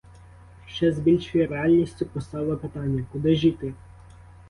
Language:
Ukrainian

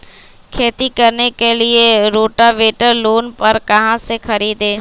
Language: Magahi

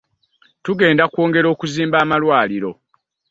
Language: Ganda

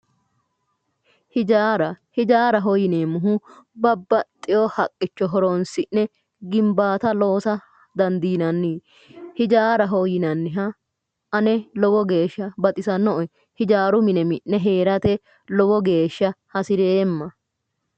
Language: Sidamo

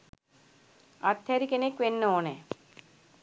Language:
Sinhala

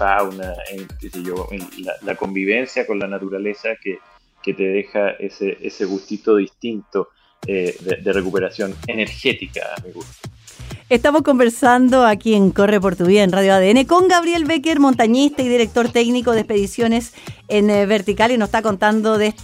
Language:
Spanish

